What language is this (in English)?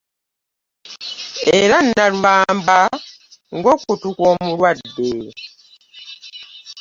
Ganda